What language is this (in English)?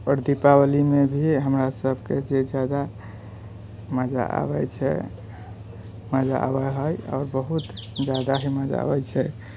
Maithili